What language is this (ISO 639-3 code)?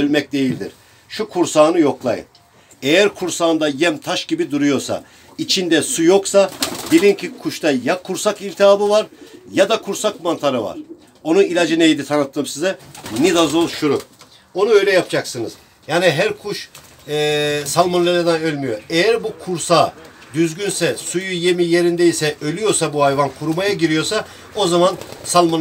tur